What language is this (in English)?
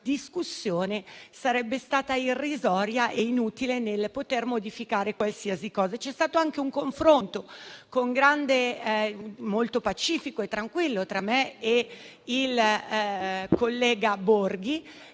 Italian